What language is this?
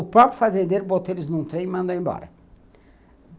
Portuguese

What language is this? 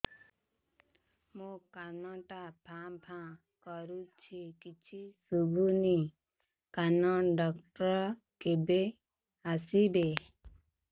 Odia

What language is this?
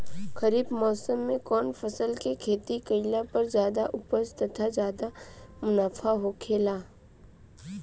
Bhojpuri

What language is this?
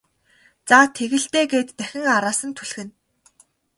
Mongolian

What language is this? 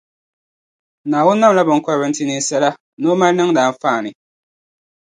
Dagbani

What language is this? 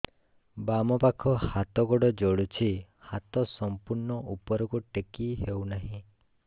Odia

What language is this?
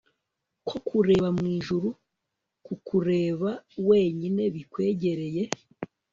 Kinyarwanda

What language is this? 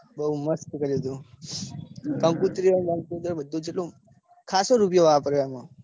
Gujarati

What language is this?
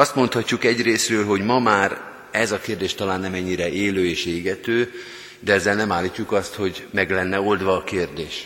Hungarian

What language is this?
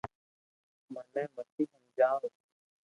Loarki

